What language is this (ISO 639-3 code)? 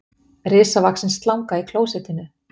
isl